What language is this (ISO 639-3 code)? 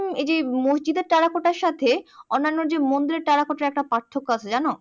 ben